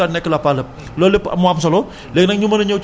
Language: Wolof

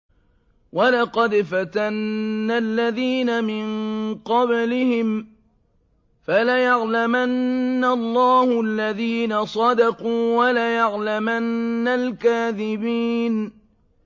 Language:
Arabic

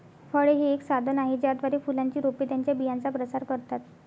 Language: Marathi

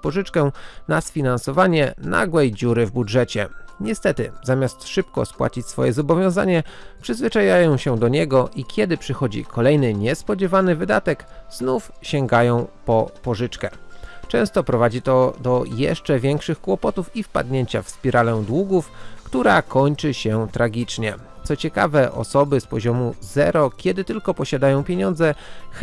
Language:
Polish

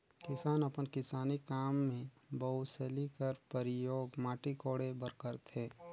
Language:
Chhattisgarhi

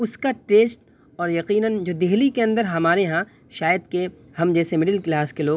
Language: Urdu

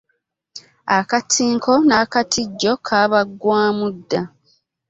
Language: Ganda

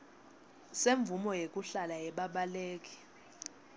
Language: Swati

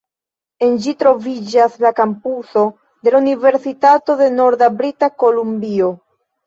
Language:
Esperanto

